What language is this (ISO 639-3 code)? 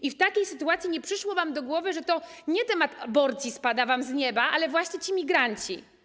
pol